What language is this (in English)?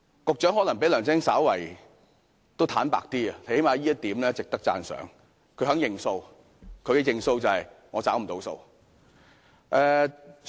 Cantonese